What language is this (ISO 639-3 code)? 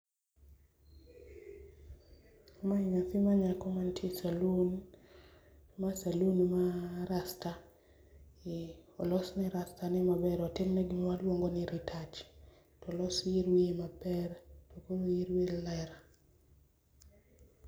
luo